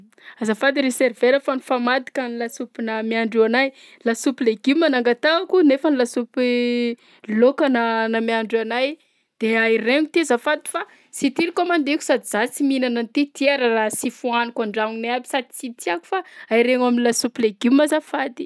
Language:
Southern Betsimisaraka Malagasy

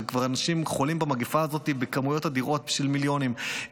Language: Hebrew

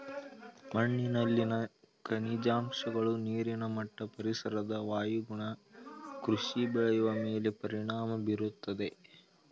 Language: Kannada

